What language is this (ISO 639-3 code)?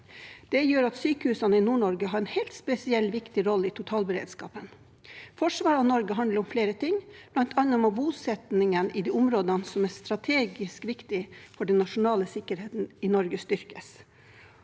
nor